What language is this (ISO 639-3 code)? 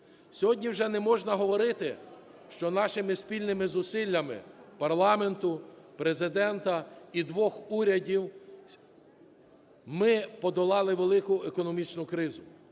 ukr